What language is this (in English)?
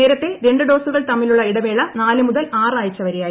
Malayalam